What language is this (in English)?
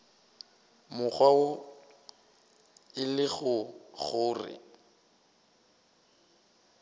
Northern Sotho